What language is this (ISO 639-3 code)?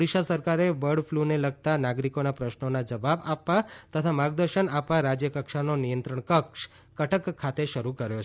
guj